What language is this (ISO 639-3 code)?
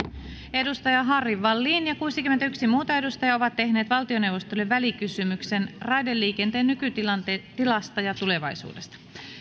fin